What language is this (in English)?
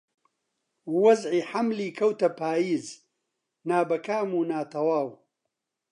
Central Kurdish